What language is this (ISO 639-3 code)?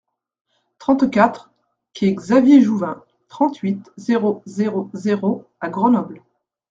fra